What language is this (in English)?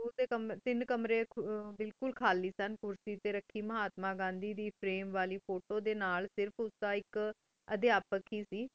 Punjabi